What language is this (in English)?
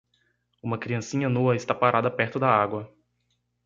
Portuguese